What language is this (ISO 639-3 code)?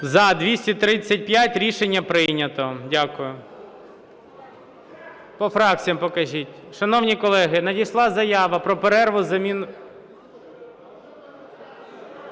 ukr